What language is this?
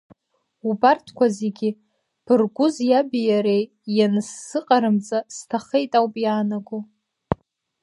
Abkhazian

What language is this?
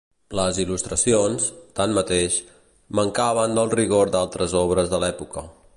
Catalan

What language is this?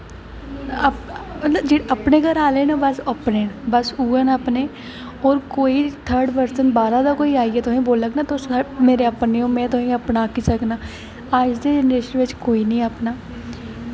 Dogri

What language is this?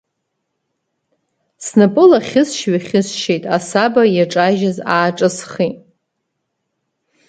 Abkhazian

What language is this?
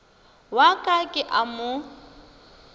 Northern Sotho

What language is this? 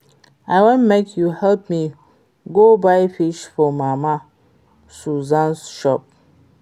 Nigerian Pidgin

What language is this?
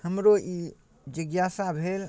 Maithili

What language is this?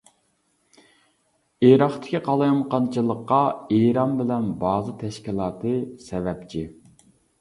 Uyghur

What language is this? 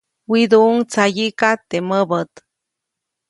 Copainalá Zoque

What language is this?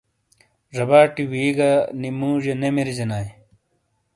Shina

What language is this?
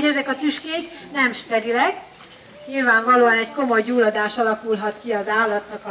Hungarian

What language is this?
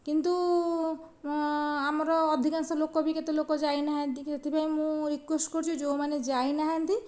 Odia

